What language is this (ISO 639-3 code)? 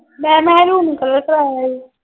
pan